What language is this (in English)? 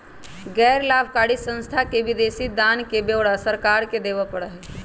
Magahi